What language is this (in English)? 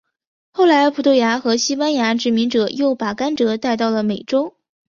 Chinese